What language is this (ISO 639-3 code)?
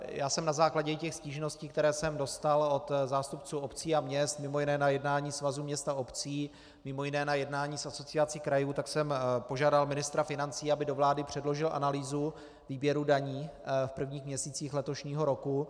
ces